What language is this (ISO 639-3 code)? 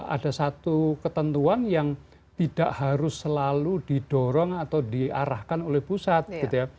ind